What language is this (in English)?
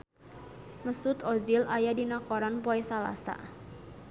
Sundanese